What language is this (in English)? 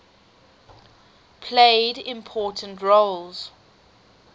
English